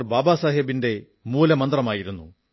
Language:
Malayalam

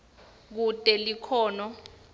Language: Swati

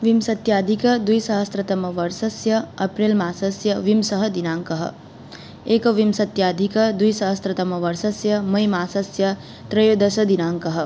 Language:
Sanskrit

